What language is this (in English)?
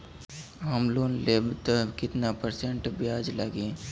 Bhojpuri